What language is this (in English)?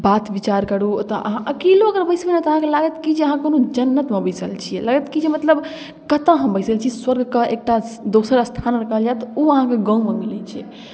Maithili